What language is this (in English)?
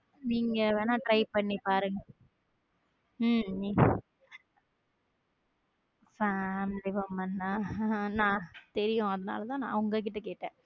Tamil